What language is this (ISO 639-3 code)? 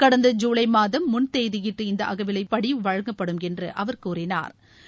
tam